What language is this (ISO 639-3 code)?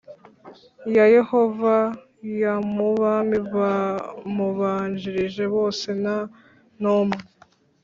kin